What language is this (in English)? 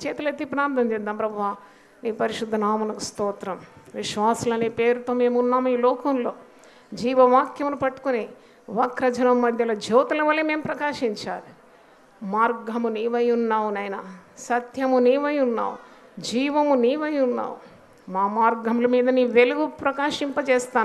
Hindi